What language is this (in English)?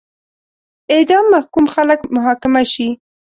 Pashto